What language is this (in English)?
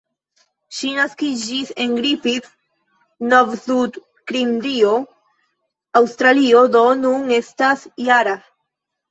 Esperanto